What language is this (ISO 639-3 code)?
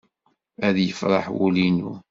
kab